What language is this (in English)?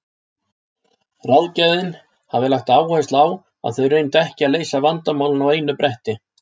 Icelandic